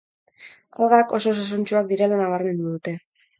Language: Basque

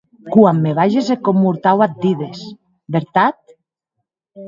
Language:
Occitan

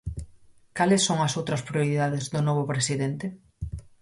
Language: Galician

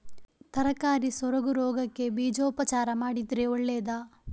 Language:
Kannada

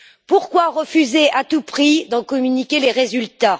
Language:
French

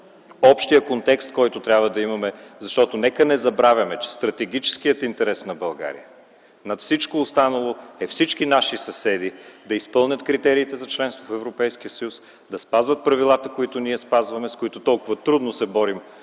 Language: Bulgarian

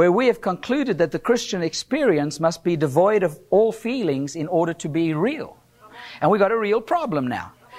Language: English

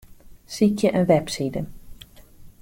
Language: Western Frisian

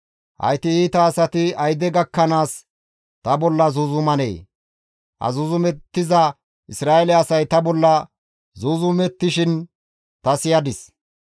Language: Gamo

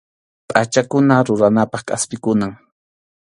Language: Arequipa-La Unión Quechua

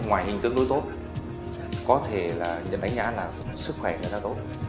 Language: Vietnamese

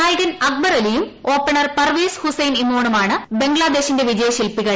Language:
Malayalam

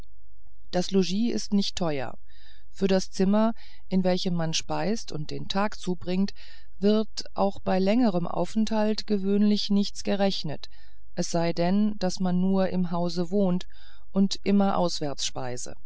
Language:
German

